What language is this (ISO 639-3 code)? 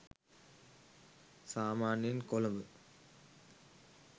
sin